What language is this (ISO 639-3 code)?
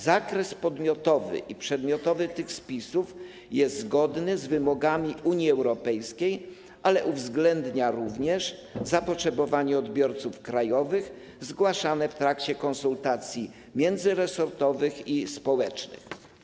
pol